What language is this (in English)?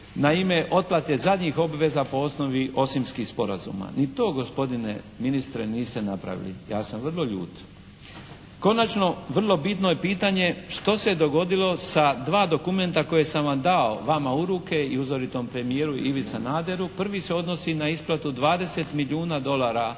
Croatian